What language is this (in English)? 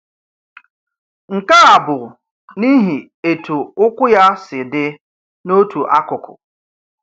Igbo